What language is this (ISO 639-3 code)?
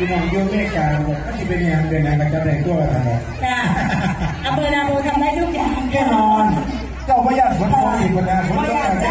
tha